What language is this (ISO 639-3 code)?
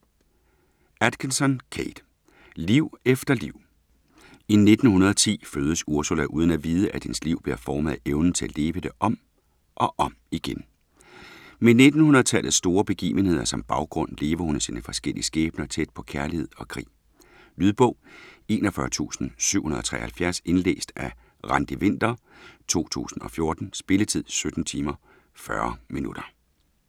dan